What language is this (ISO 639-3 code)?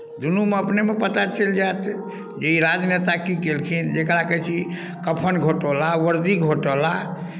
mai